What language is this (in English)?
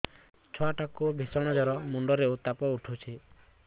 Odia